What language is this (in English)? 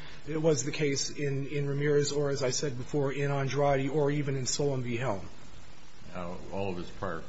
English